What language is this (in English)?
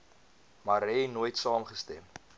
Afrikaans